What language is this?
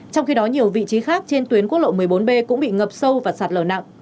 Vietnamese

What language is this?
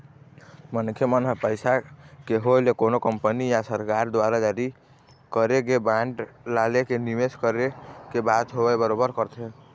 Chhattisgarhi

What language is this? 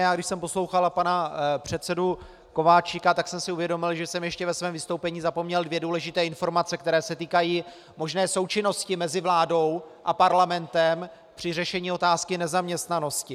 Czech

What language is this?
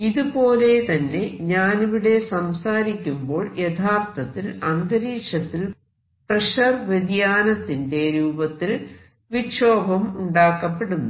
Malayalam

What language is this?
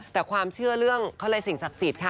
Thai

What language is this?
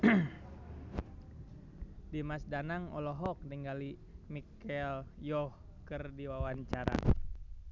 Sundanese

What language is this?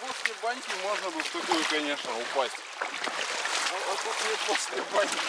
Russian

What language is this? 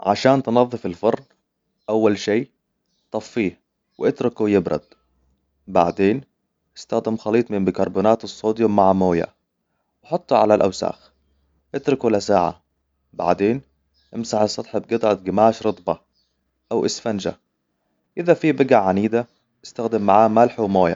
Hijazi Arabic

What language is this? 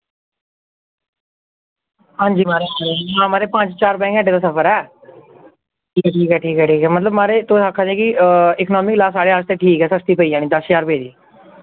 Dogri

